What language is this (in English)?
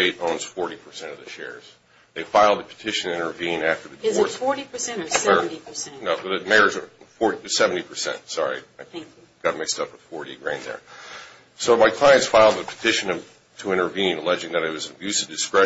English